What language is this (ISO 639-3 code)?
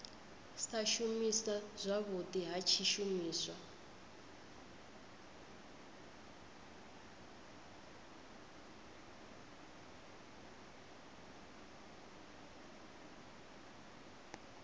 ven